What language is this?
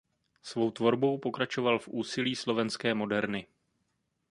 Czech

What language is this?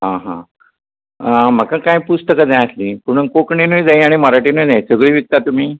Konkani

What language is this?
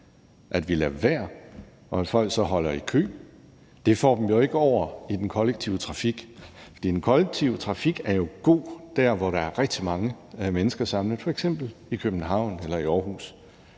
Danish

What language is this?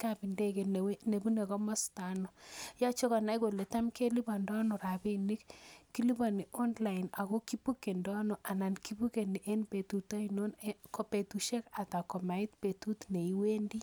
Kalenjin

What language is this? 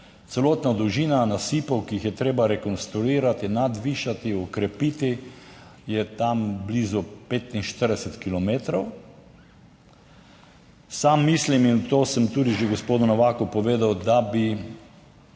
Slovenian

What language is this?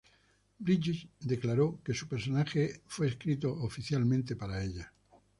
Spanish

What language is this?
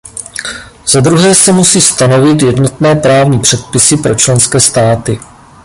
Czech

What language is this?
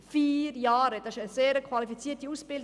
Swiss German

